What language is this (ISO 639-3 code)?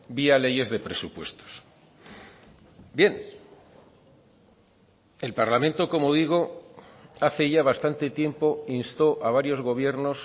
spa